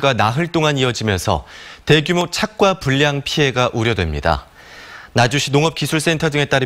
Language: Korean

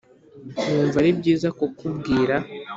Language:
Kinyarwanda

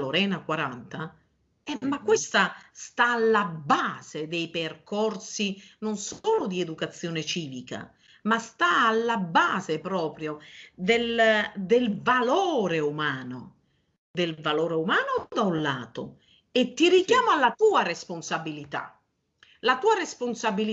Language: Italian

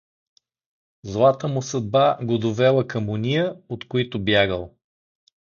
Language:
Bulgarian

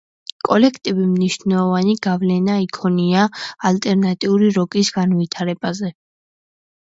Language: Georgian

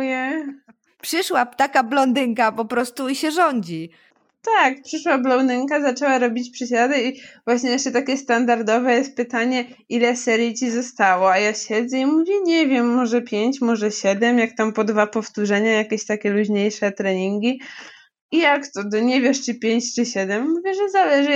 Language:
Polish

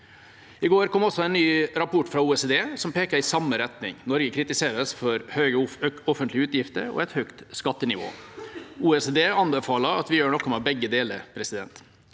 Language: Norwegian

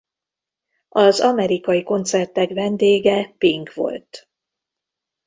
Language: Hungarian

